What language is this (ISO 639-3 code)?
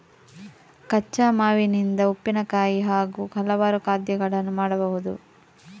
kan